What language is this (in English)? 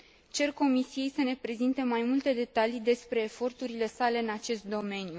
Romanian